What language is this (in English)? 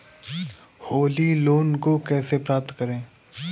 Hindi